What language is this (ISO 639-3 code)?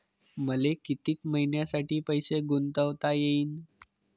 mar